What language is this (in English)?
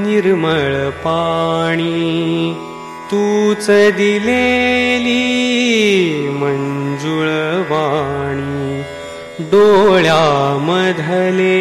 Marathi